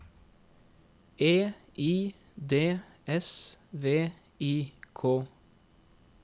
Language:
Norwegian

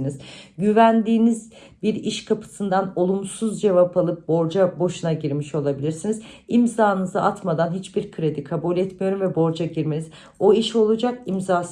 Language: Turkish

